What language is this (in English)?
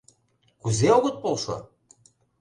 Mari